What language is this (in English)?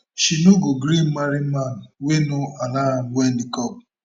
Nigerian Pidgin